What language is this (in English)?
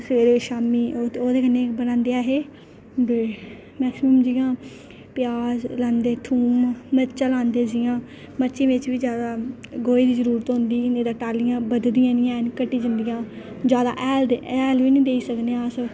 Dogri